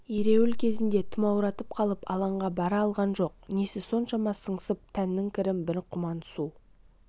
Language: Kazakh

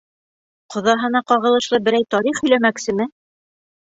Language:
Bashkir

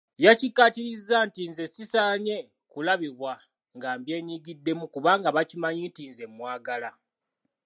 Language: Ganda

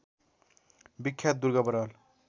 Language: Nepali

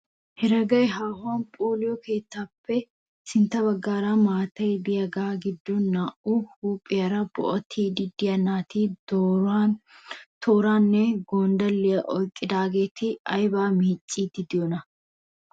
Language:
Wolaytta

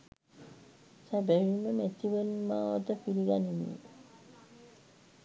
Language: Sinhala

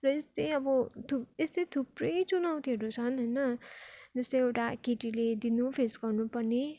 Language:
Nepali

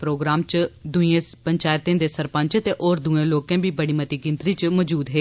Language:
Dogri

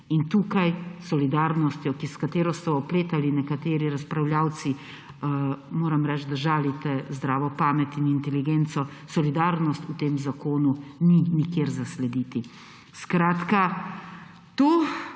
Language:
Slovenian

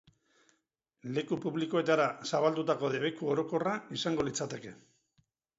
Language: Basque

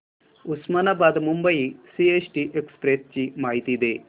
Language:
Marathi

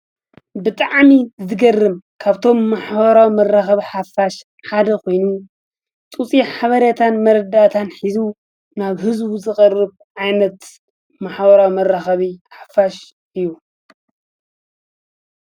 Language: Tigrinya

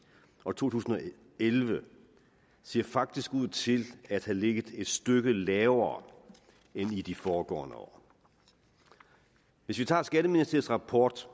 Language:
Danish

